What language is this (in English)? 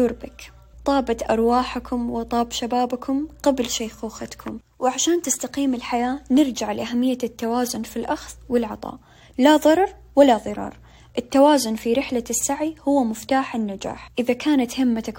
Arabic